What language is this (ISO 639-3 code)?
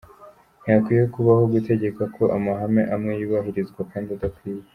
kin